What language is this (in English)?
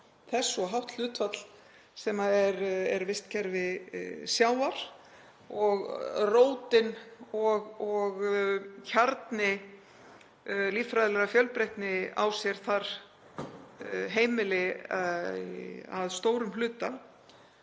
Icelandic